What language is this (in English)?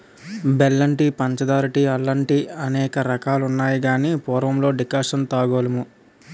Telugu